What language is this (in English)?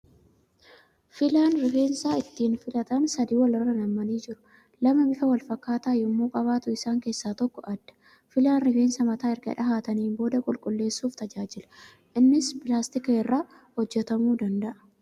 Oromo